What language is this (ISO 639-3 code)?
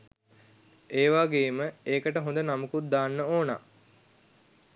sin